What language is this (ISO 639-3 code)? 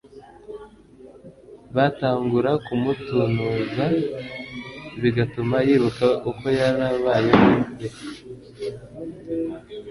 kin